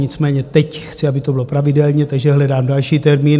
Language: Czech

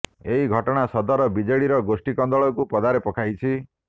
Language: Odia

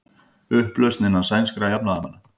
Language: Icelandic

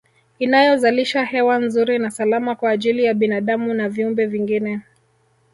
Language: Swahili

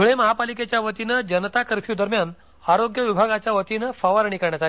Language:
Marathi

